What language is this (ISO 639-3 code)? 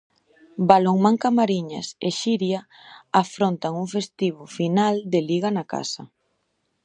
glg